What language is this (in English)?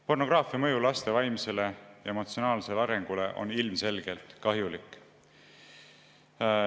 Estonian